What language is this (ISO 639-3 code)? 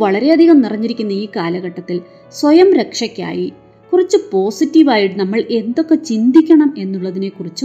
mal